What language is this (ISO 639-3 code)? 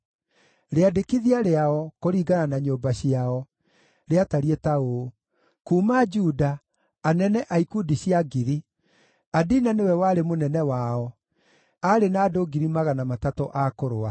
kik